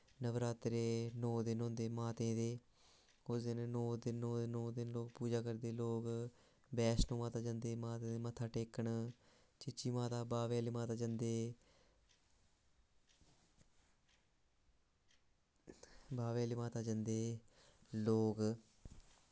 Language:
Dogri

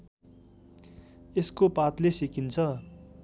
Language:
Nepali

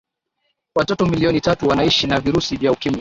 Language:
Swahili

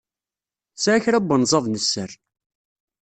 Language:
Kabyle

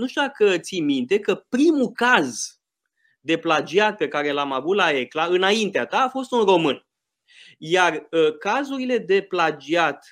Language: Romanian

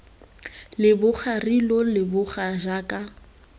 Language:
Tswana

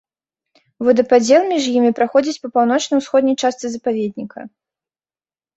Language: Belarusian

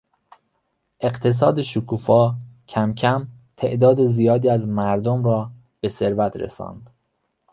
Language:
Persian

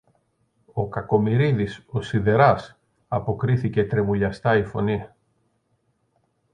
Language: Greek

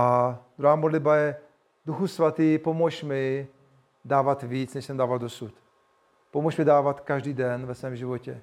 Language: Czech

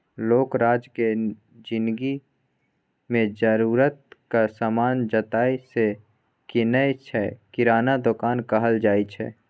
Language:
Maithili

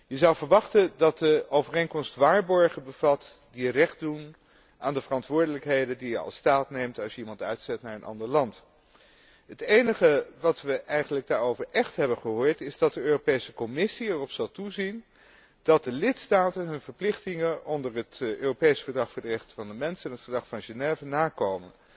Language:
Dutch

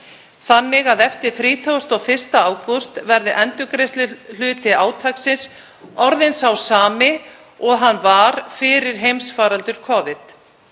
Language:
Icelandic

